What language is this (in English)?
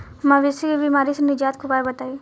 Bhojpuri